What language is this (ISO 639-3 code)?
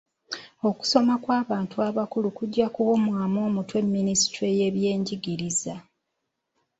lug